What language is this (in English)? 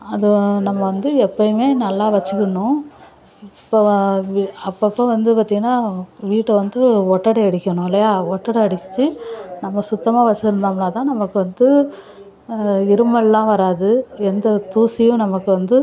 Tamil